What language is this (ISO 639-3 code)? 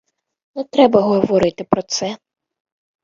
ukr